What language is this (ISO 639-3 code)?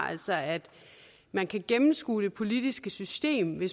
dan